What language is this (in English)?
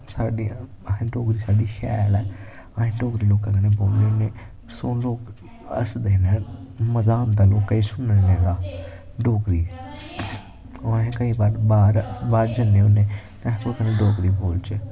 Dogri